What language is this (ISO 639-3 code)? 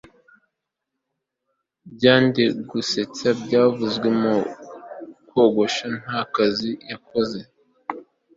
kin